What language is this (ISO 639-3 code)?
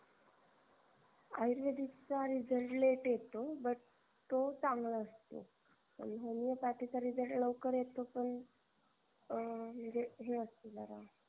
mar